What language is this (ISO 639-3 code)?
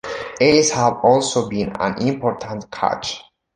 eng